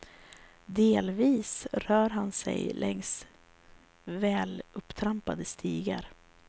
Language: Swedish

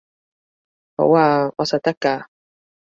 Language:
Cantonese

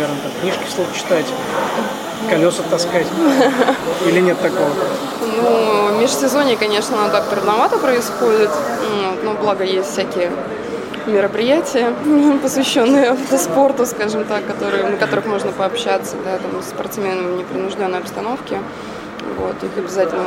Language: Russian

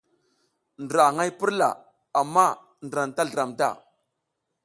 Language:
South Giziga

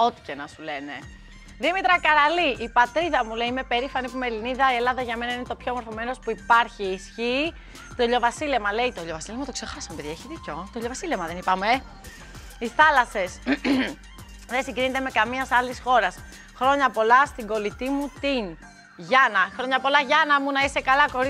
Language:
Greek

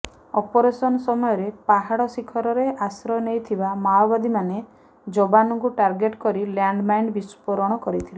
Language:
Odia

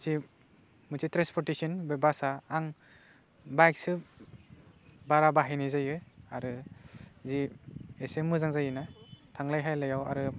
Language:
Bodo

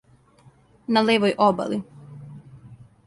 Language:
Serbian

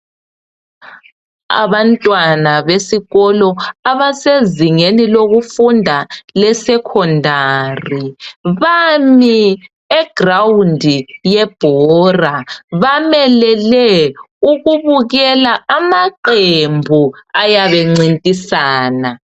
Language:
North Ndebele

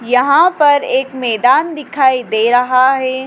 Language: Hindi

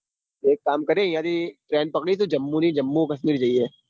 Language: Gujarati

